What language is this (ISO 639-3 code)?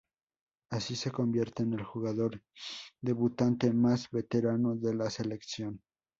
spa